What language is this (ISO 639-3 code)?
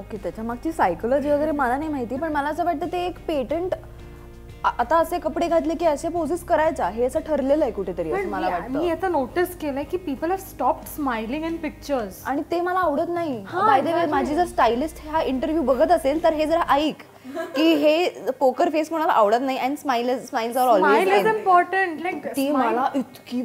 mar